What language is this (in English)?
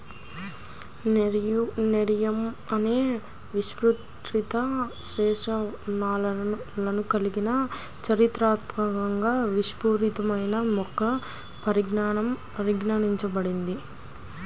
Telugu